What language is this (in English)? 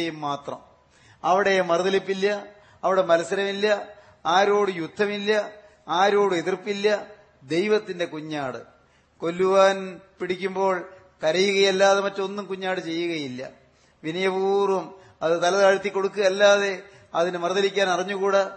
Malayalam